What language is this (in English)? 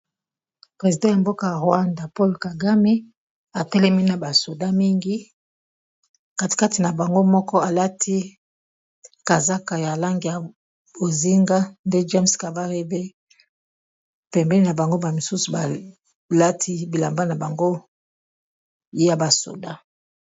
Lingala